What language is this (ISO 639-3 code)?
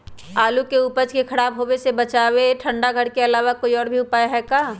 mag